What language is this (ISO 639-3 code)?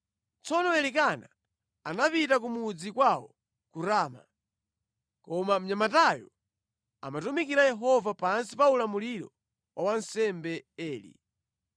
nya